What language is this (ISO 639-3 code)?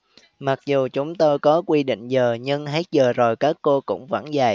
vie